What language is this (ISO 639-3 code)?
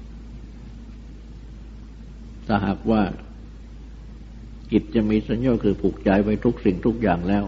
tha